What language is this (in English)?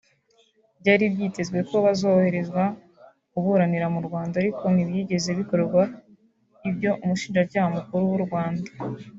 Kinyarwanda